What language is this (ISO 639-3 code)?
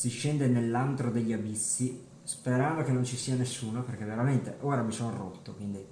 ita